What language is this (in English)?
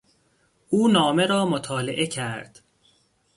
Persian